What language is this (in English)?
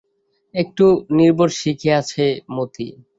Bangla